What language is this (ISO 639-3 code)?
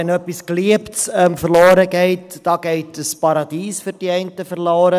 gsw